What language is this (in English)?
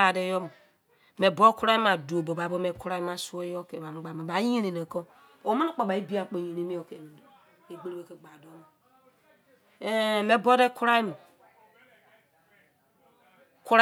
Izon